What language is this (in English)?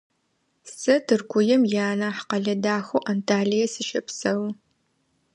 Adyghe